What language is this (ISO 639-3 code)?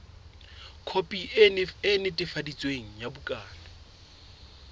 sot